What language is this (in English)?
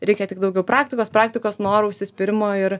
Lithuanian